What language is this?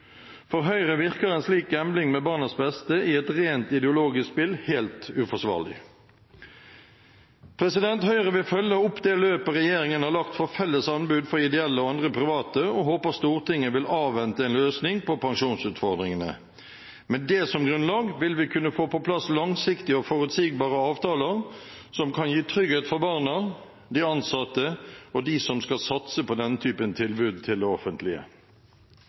Norwegian Bokmål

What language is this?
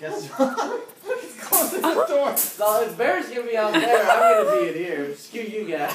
English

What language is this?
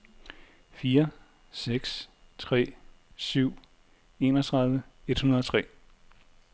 Danish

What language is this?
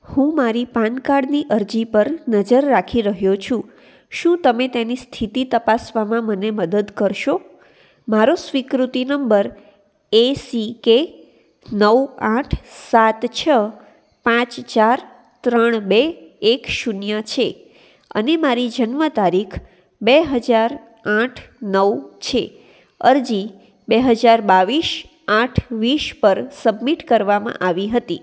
Gujarati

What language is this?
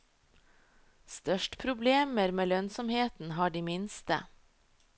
Norwegian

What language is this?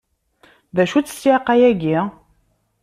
Kabyle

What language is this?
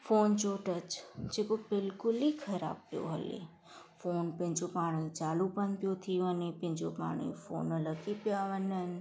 Sindhi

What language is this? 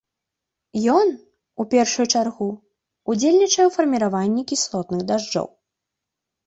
Belarusian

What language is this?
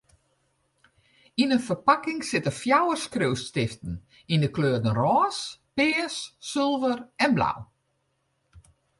Western Frisian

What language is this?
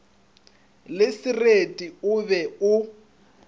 Northern Sotho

